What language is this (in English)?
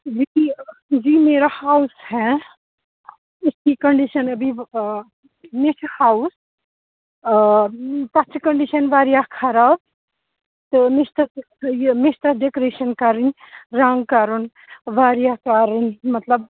Kashmiri